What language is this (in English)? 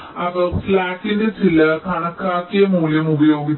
Malayalam